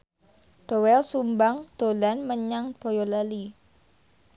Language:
Javanese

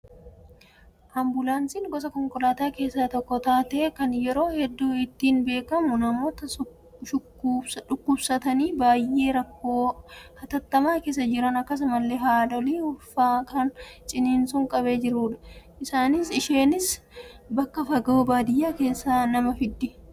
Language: Oromo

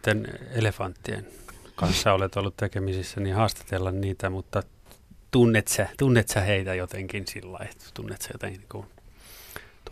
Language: Finnish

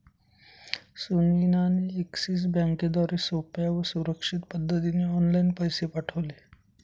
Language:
Marathi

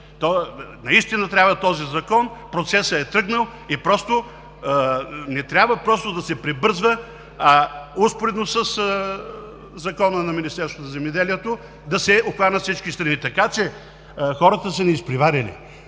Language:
Bulgarian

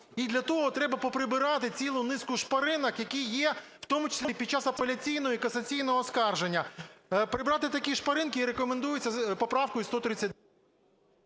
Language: Ukrainian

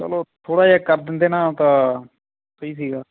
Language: Punjabi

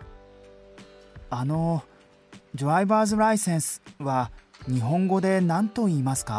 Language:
Japanese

